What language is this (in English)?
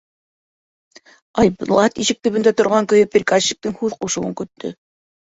Bashkir